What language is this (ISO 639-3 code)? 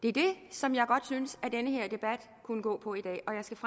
dan